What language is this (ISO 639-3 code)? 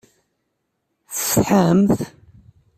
kab